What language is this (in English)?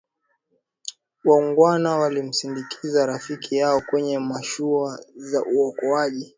Swahili